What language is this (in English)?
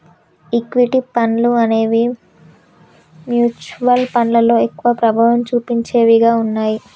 Telugu